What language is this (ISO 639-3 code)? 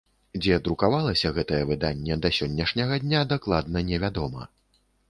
bel